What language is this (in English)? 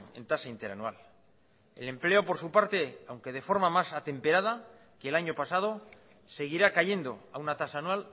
Spanish